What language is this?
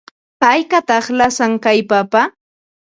Ambo-Pasco Quechua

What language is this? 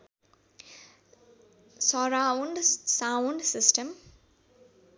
Nepali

